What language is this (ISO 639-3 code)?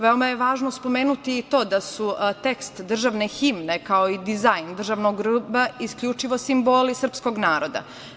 srp